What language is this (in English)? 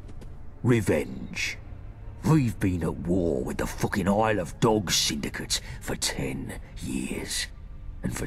English